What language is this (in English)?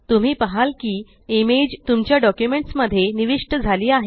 Marathi